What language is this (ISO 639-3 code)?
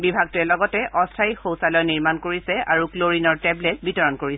asm